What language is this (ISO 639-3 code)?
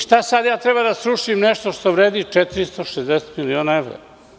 srp